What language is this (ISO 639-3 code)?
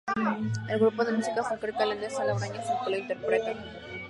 spa